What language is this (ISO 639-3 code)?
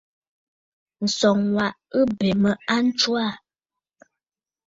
bfd